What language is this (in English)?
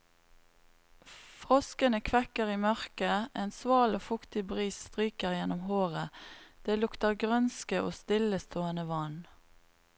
Norwegian